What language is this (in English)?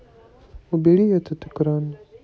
Russian